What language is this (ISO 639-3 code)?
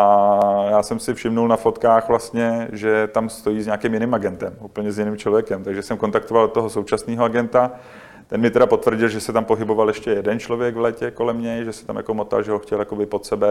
ces